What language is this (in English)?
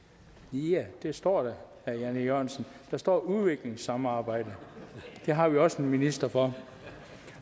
Danish